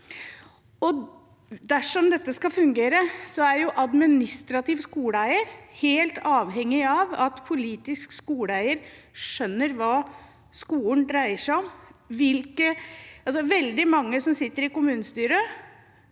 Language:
Norwegian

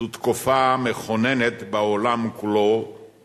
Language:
Hebrew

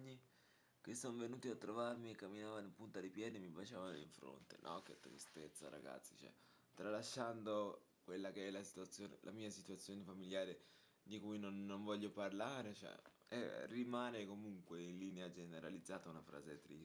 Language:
Italian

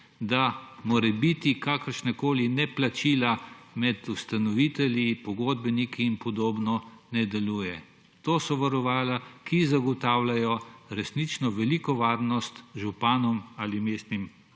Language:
Slovenian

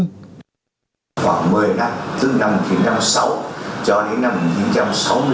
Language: Vietnamese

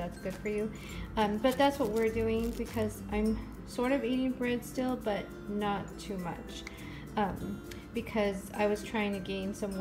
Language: English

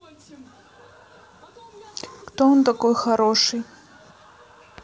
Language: Russian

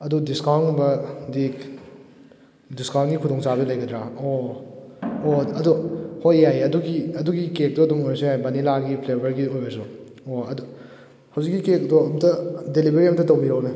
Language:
Manipuri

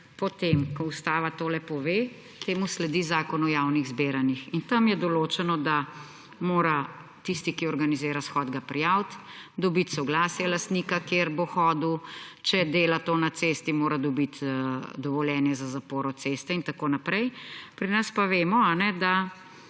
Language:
Slovenian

